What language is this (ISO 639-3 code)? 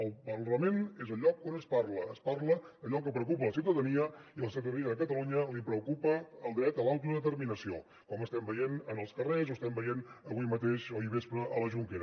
cat